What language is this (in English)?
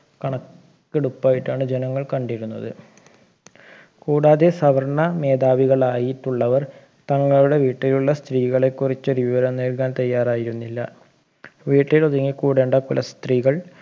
Malayalam